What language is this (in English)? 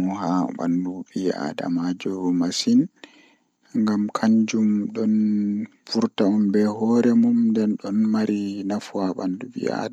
Fula